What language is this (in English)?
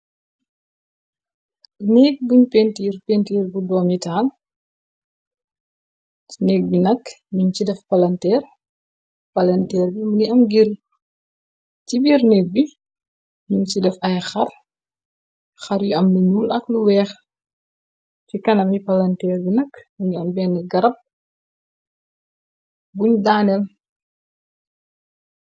Wolof